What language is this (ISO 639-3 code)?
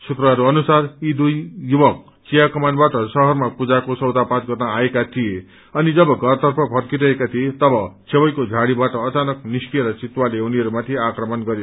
nep